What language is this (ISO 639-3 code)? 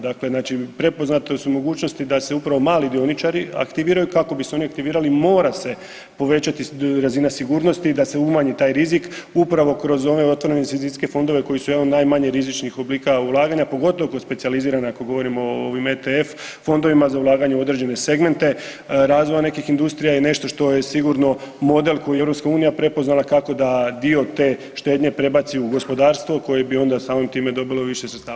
hrv